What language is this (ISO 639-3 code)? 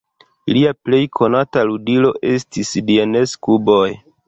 epo